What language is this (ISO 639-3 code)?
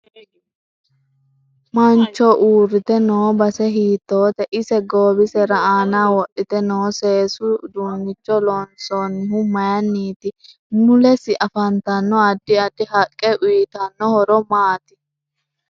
sid